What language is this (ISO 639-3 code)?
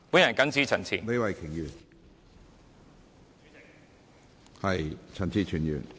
yue